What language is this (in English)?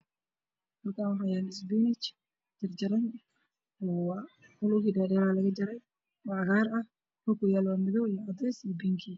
Somali